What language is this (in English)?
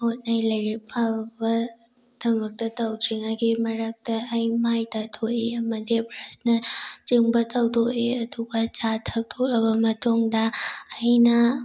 Manipuri